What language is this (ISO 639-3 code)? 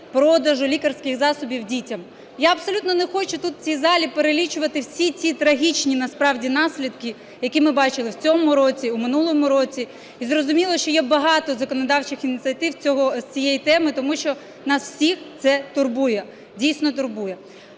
ukr